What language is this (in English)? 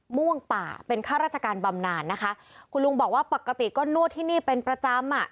Thai